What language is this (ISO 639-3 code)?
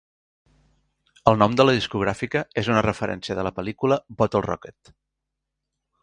cat